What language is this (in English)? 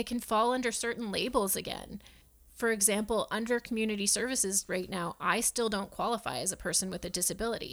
English